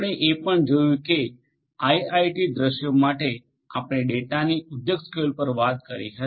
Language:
Gujarati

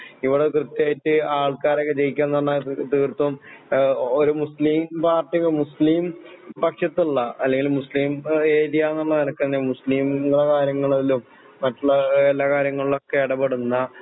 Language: Malayalam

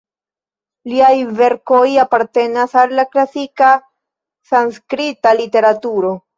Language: Esperanto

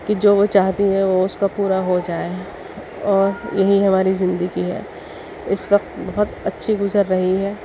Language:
Urdu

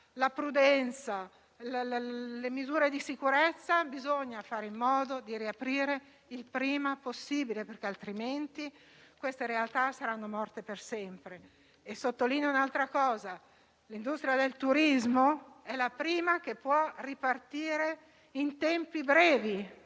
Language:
Italian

